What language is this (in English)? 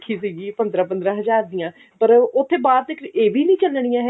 Punjabi